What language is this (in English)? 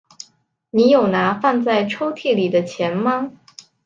Chinese